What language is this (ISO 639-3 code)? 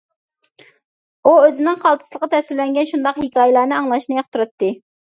uig